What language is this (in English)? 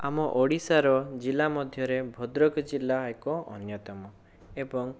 Odia